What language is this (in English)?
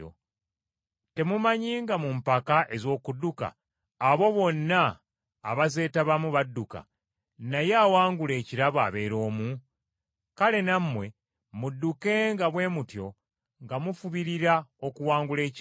Ganda